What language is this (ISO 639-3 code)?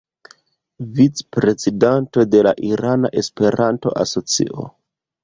epo